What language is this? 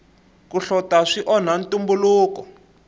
Tsonga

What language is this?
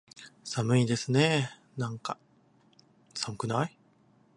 Japanese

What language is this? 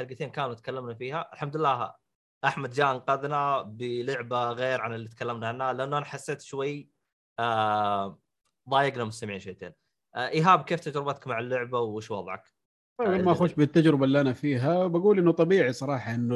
Arabic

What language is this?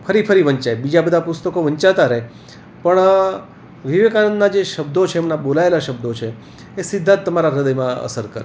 Gujarati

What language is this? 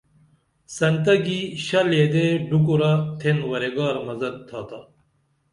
Dameli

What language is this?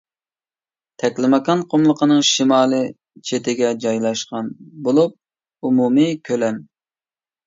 Uyghur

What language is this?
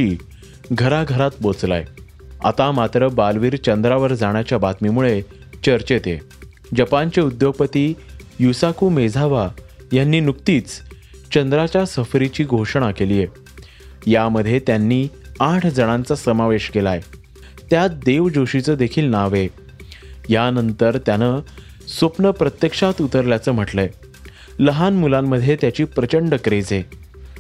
Marathi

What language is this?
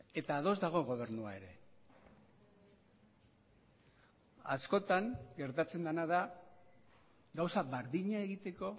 Basque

